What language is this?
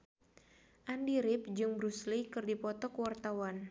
Sundanese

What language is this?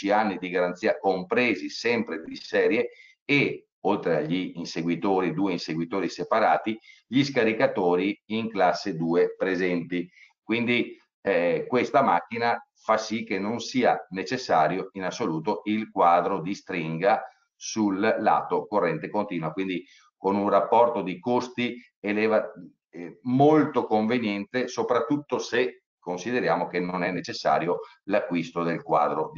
Italian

